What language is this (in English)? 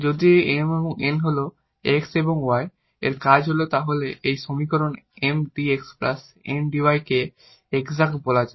Bangla